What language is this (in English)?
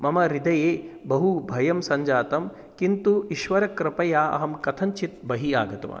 Sanskrit